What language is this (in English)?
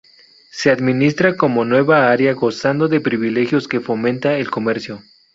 Spanish